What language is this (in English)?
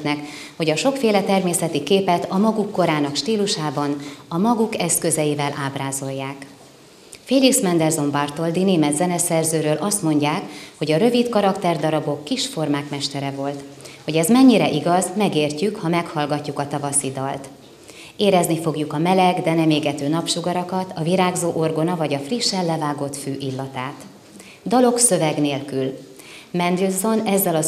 Hungarian